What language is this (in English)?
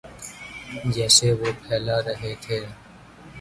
Urdu